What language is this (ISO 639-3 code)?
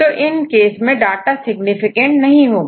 hin